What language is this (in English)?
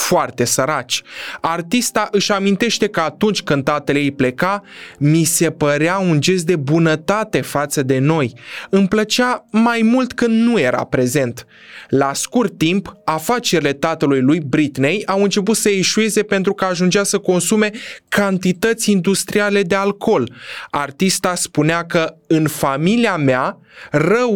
Romanian